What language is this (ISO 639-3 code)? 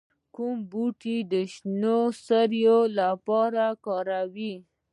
pus